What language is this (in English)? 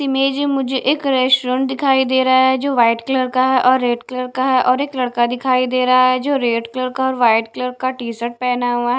Hindi